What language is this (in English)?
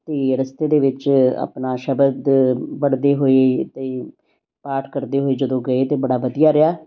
Punjabi